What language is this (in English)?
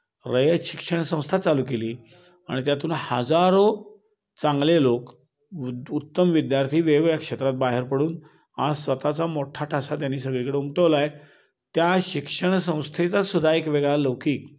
Marathi